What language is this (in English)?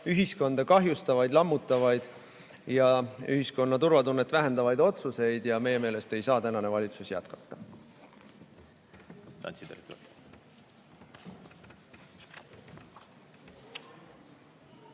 Estonian